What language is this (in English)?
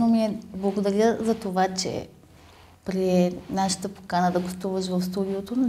Bulgarian